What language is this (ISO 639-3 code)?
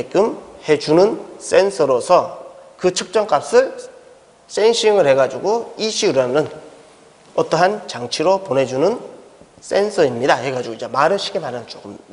kor